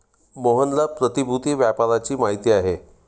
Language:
Marathi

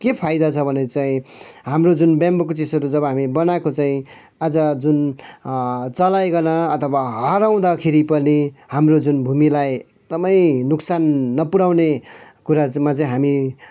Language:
Nepali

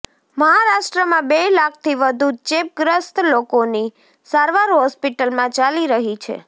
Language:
Gujarati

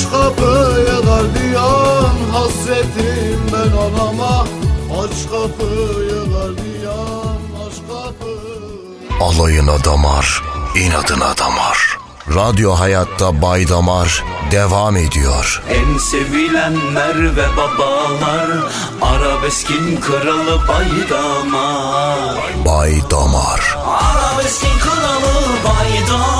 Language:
Turkish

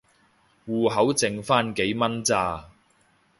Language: Cantonese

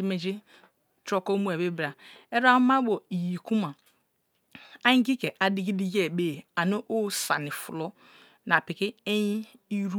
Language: Kalabari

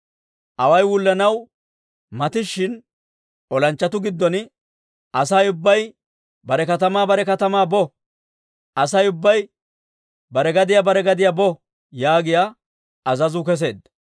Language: Dawro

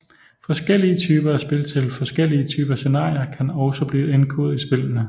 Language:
Danish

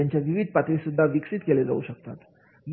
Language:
Marathi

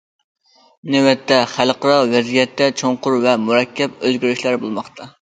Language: Uyghur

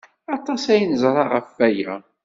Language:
Kabyle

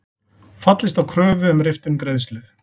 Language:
Icelandic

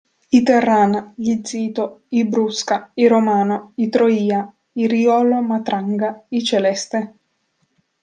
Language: Italian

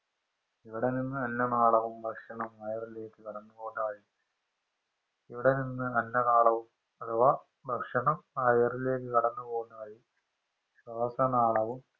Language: Malayalam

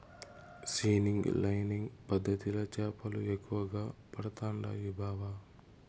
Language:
Telugu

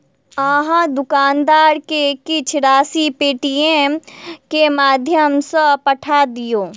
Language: Maithili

